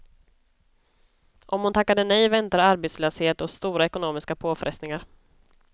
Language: Swedish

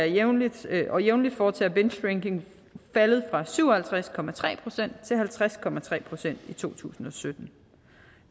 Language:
Danish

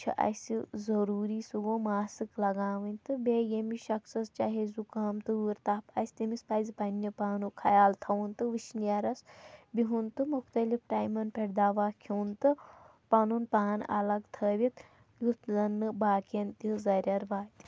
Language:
Kashmiri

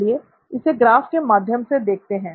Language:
Hindi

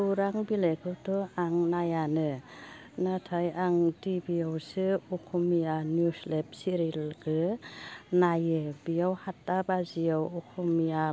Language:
Bodo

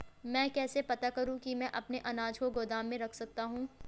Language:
Hindi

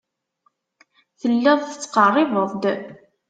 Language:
Kabyle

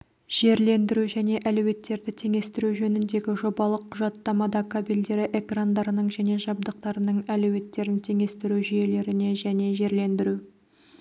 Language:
Kazakh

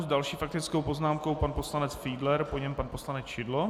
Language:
Czech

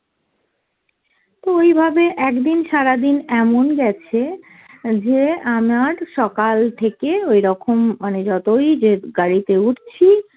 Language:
Bangla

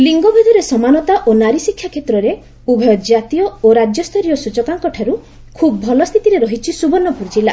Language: Odia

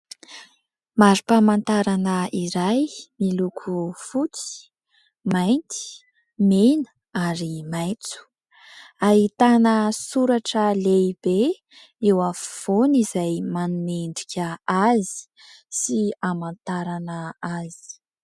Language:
Malagasy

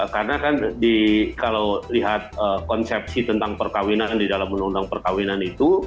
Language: Indonesian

